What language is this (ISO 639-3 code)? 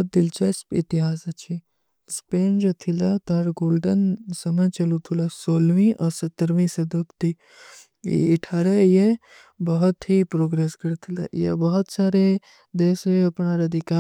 uki